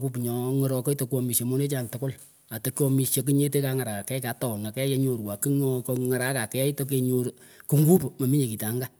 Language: Pökoot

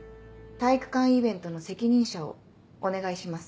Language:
Japanese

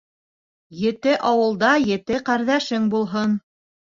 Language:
Bashkir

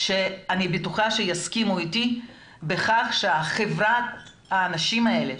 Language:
Hebrew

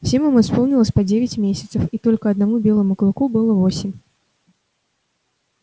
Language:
Russian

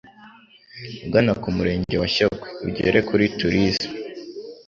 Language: Kinyarwanda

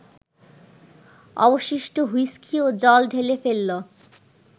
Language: Bangla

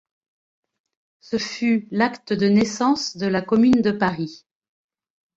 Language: French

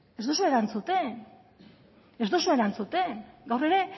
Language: Basque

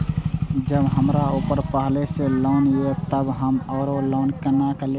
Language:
Maithili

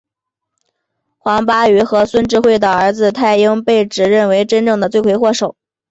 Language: Chinese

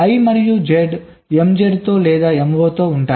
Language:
Telugu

